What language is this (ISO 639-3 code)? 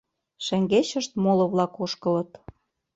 chm